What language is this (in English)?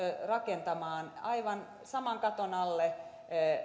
Finnish